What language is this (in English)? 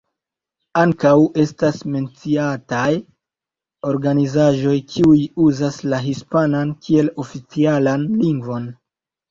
Esperanto